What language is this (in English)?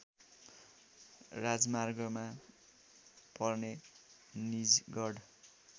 Nepali